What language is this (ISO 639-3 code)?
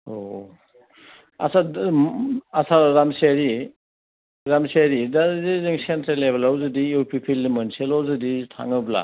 brx